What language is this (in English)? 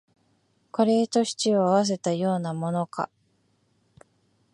Japanese